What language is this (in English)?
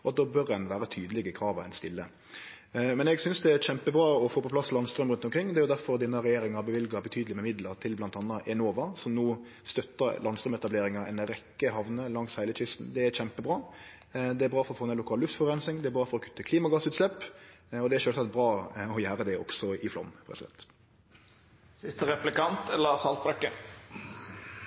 Norwegian